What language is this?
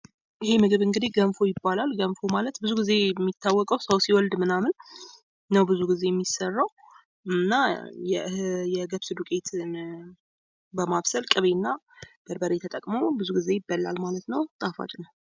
Amharic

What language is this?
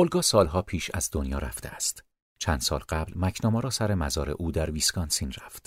Persian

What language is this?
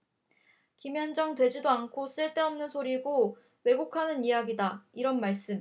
Korean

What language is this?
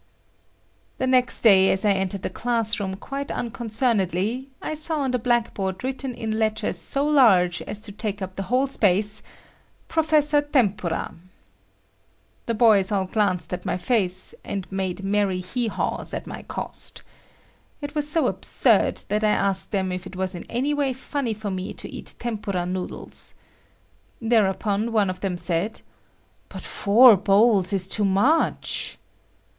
English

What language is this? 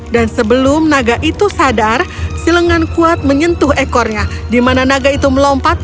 Indonesian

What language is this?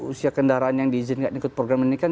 Indonesian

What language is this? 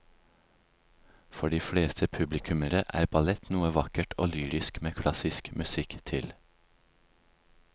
Norwegian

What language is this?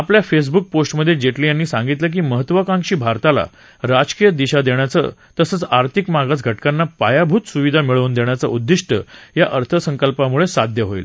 Marathi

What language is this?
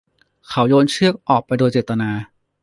Thai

